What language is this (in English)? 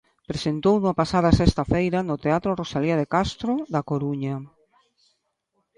Galician